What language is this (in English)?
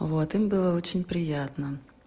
Russian